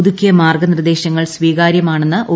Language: Malayalam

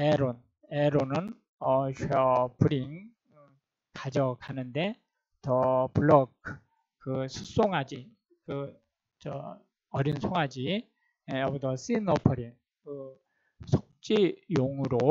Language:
Korean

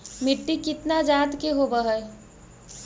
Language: Magahi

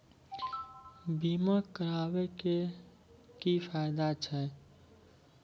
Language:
Maithili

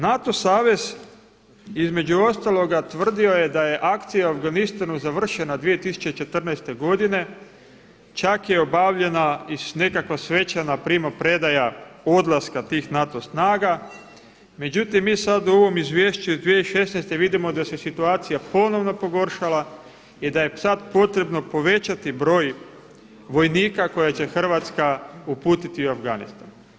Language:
Croatian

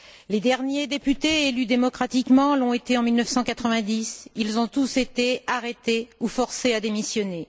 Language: French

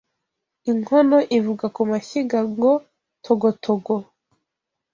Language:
Kinyarwanda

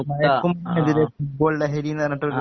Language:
Malayalam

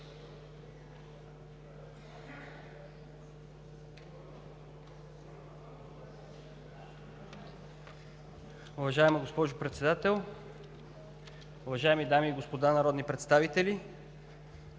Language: Bulgarian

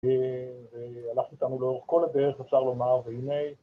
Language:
Hebrew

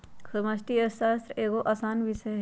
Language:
Magahi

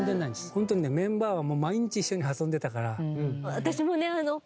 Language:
Japanese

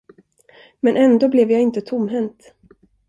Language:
Swedish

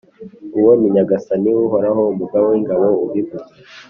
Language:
Kinyarwanda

